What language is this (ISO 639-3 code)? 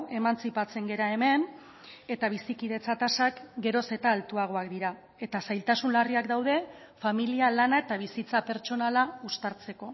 eus